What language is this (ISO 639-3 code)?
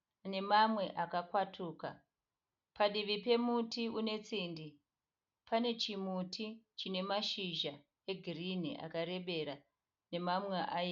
sna